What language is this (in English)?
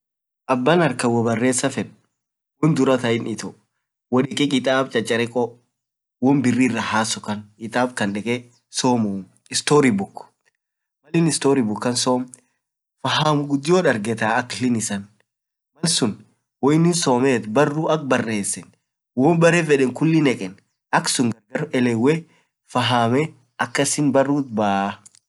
Orma